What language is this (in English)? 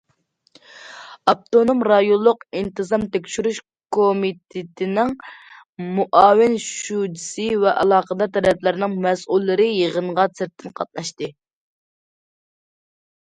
Uyghur